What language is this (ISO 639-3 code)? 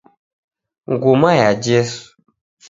dav